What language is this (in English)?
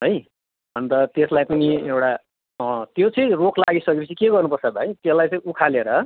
Nepali